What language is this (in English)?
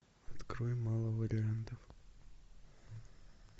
Russian